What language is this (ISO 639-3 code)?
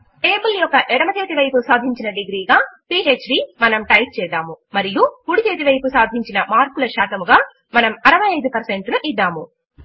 tel